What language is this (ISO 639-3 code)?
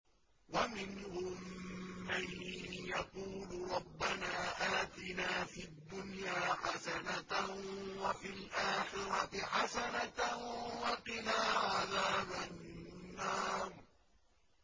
ara